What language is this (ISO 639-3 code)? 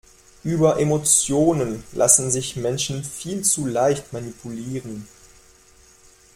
deu